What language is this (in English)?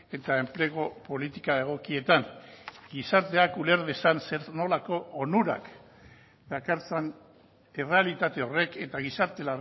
Basque